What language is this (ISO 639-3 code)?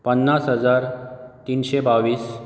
kok